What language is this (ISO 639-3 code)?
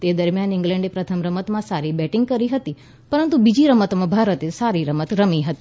guj